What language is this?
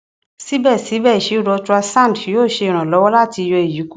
Yoruba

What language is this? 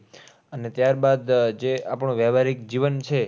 Gujarati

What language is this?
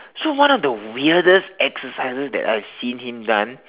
English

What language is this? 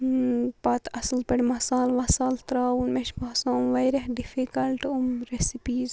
Kashmiri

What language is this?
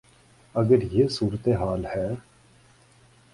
Urdu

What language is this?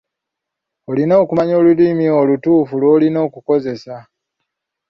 Ganda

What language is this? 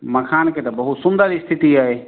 Maithili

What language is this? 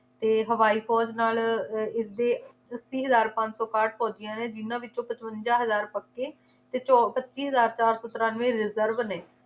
Punjabi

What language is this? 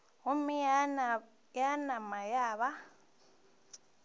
Northern Sotho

